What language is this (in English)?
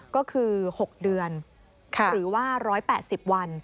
Thai